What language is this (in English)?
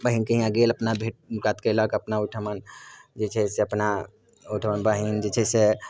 Maithili